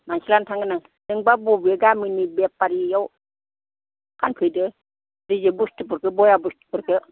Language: Bodo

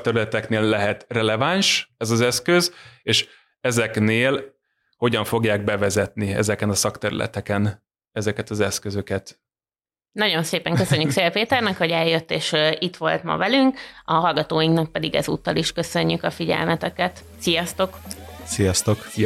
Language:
Hungarian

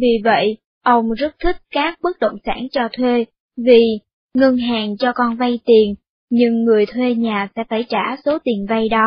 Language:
Vietnamese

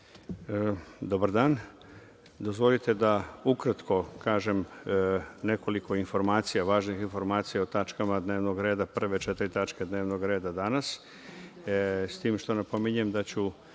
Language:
Serbian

